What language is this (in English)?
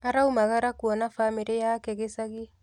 Kikuyu